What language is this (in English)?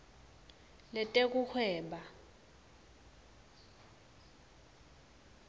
Swati